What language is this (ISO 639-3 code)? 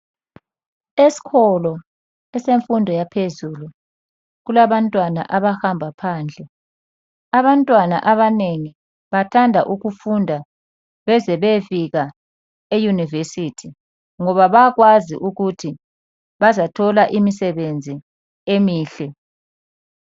nde